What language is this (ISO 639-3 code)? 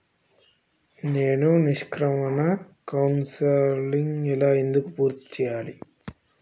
tel